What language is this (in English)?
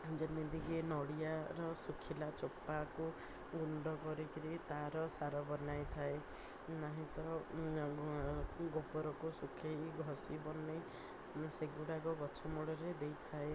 Odia